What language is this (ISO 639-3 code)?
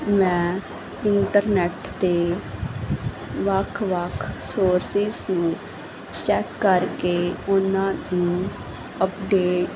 pan